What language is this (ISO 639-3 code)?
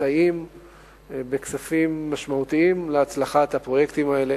heb